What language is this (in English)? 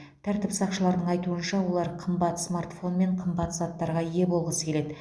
Kazakh